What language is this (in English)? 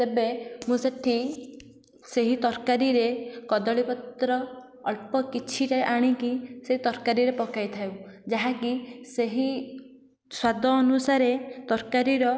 Odia